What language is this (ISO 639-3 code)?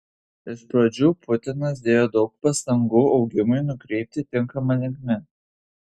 lit